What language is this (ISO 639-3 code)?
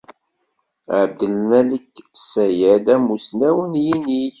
kab